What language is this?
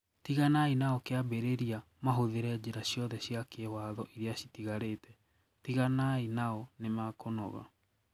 Kikuyu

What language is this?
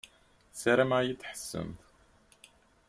Kabyle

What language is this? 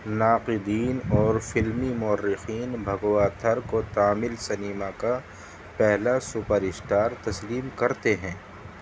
Urdu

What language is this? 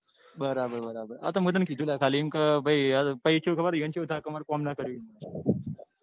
Gujarati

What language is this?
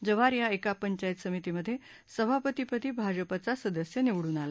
Marathi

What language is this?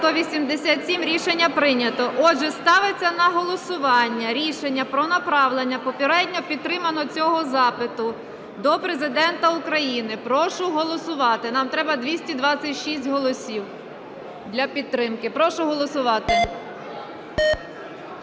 Ukrainian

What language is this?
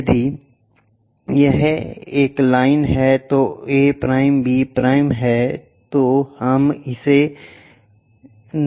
Hindi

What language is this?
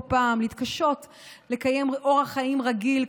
Hebrew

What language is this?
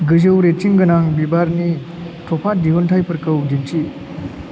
Bodo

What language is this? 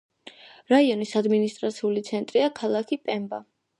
Georgian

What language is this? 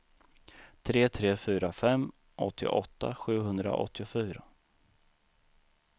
Swedish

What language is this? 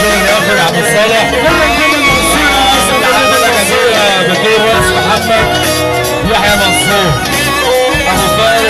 Arabic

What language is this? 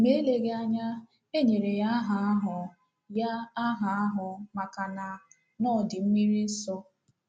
Igbo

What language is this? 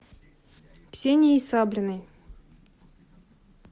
Russian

